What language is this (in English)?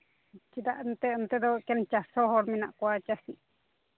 Santali